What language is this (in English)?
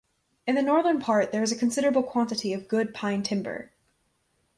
English